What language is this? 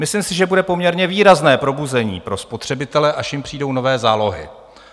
Czech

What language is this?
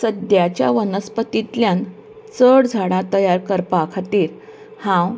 Konkani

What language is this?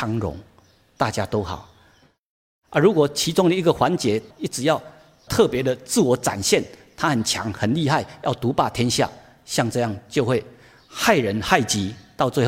Chinese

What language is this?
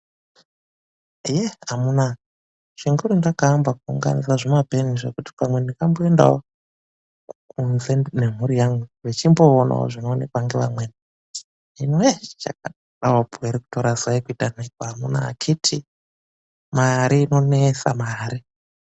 Ndau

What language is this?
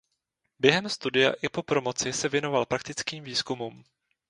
Czech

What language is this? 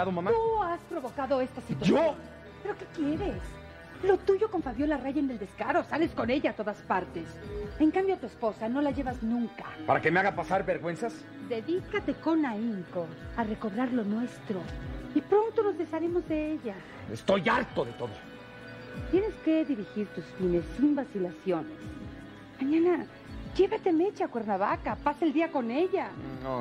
Spanish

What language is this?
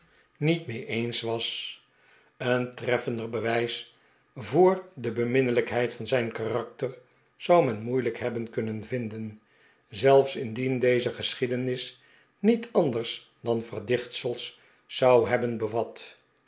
Dutch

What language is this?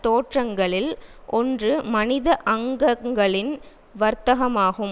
Tamil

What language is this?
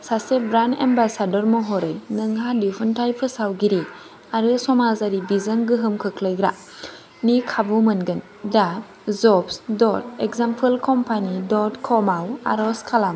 Bodo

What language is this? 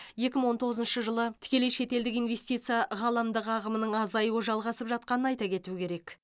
Kazakh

